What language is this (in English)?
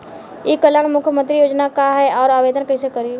Bhojpuri